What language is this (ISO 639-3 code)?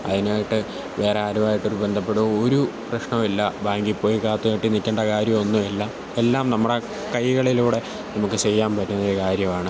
mal